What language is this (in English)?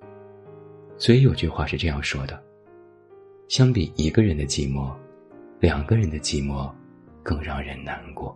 Chinese